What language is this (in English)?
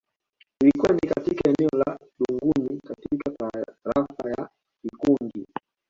Swahili